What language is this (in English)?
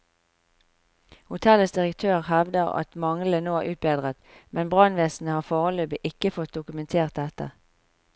Norwegian